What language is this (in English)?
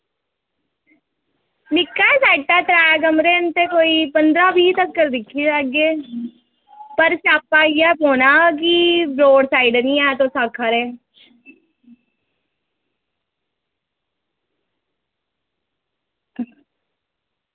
Dogri